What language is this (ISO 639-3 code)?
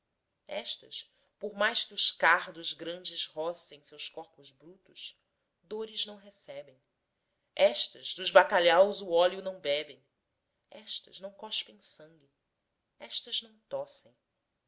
por